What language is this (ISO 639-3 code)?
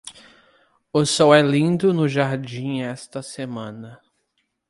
por